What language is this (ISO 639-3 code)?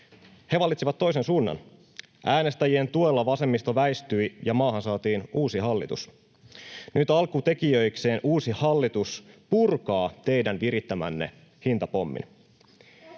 fin